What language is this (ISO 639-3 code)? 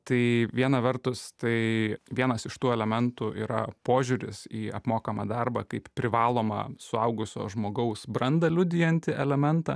lit